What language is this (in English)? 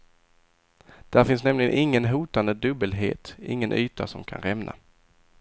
Swedish